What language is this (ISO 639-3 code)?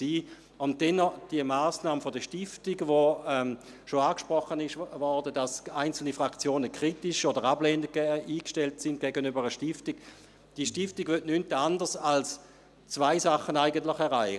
gsw